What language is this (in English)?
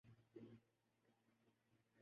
Urdu